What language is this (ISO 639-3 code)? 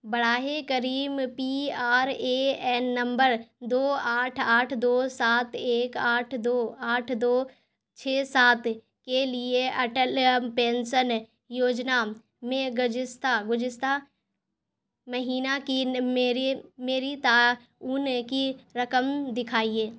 urd